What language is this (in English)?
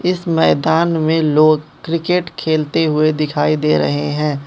Hindi